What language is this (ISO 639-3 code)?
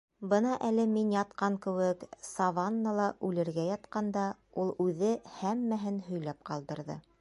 bak